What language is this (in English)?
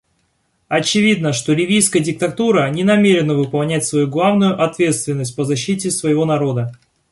Russian